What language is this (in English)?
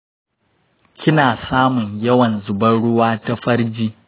Hausa